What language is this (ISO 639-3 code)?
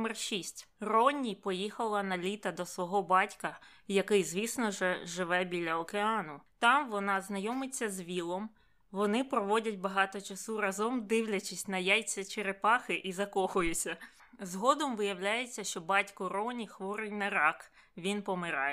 ukr